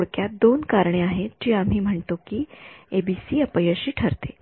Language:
Marathi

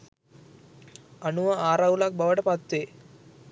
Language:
Sinhala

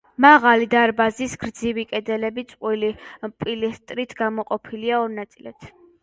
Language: Georgian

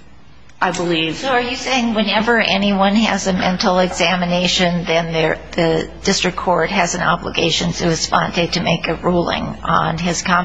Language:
English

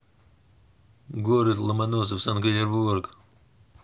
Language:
Russian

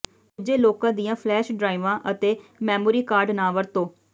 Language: Punjabi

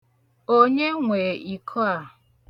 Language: Igbo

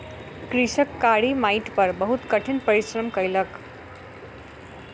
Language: Maithili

